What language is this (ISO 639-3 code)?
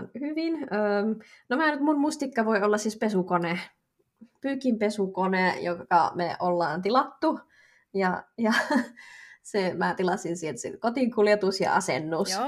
fin